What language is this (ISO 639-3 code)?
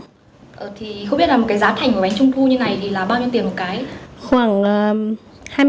vie